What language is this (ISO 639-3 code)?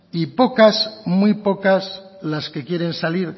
spa